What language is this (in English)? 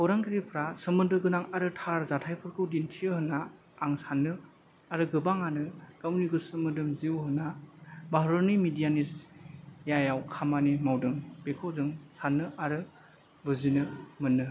Bodo